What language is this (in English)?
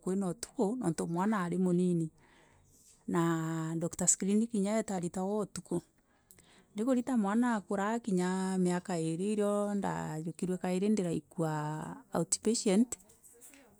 Meru